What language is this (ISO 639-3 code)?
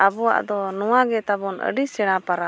sat